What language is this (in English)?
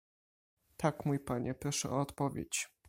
Polish